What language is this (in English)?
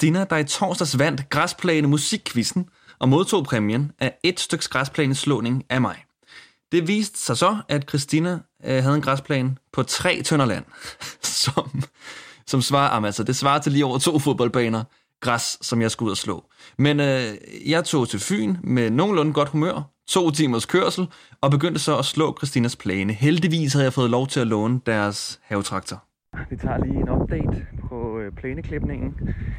Danish